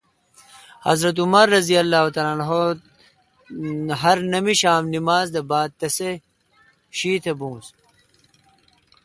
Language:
Kalkoti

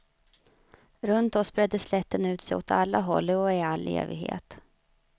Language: Swedish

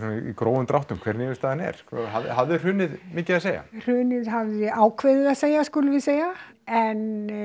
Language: Icelandic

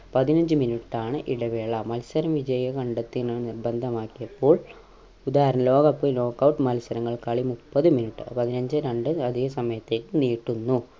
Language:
Malayalam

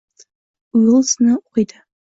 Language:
Uzbek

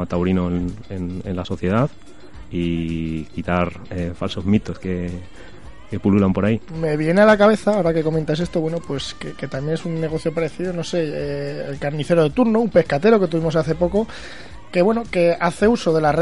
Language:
Spanish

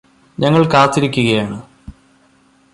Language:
Malayalam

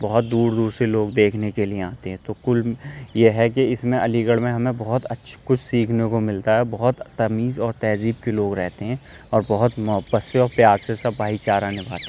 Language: Urdu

